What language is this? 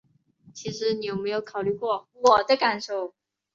Chinese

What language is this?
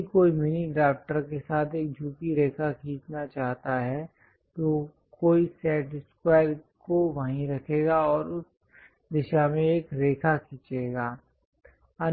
Hindi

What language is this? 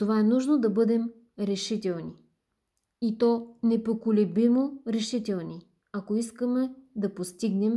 Bulgarian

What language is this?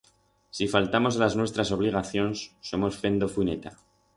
Aragonese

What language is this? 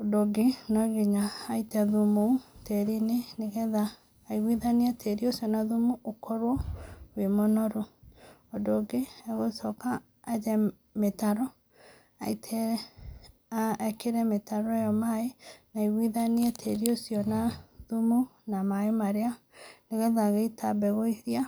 Kikuyu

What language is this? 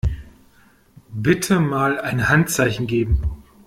German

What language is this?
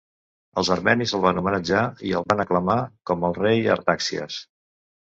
Catalan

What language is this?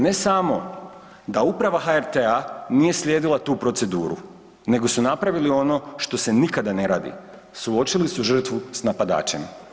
Croatian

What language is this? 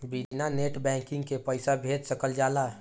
Bhojpuri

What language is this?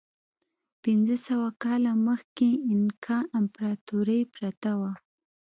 Pashto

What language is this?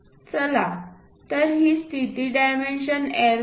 Marathi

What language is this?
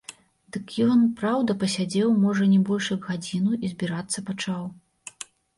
Belarusian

